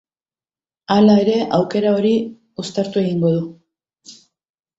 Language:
Basque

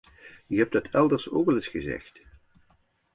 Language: Dutch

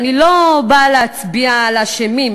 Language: Hebrew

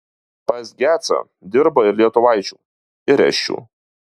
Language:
Lithuanian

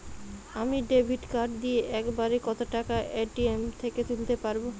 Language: Bangla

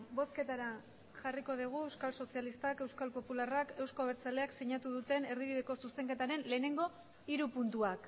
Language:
Basque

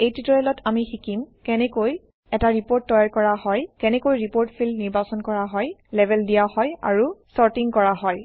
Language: Assamese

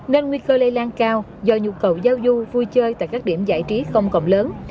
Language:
Vietnamese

